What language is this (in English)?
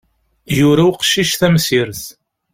Kabyle